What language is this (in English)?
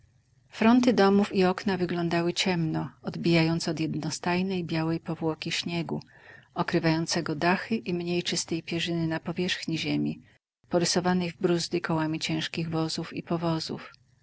Polish